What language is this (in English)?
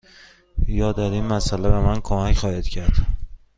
Persian